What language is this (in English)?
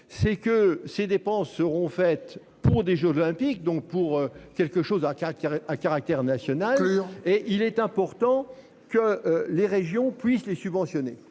French